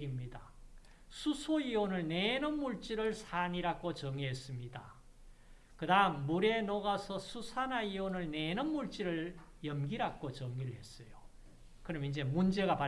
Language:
Korean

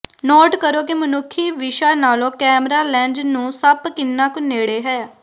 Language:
Punjabi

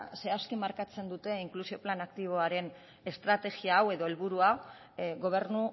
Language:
Basque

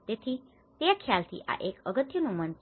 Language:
Gujarati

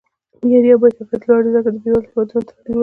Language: Pashto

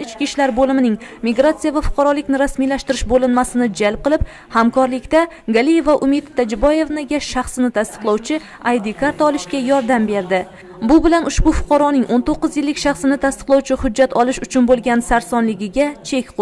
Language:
Turkish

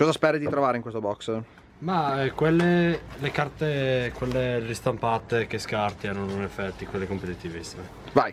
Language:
Italian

